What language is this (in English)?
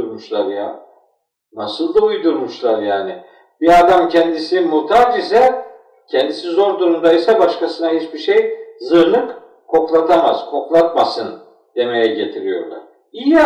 Turkish